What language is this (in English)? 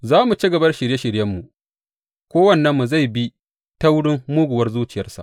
Hausa